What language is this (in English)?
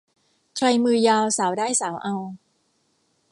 Thai